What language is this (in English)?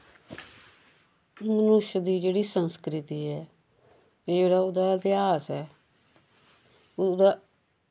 Dogri